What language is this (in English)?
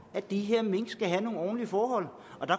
Danish